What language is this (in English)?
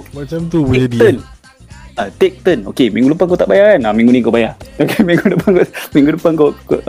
Malay